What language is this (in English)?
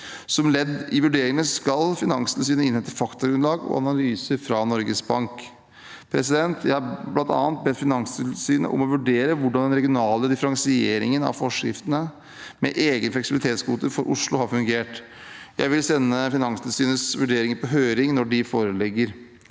Norwegian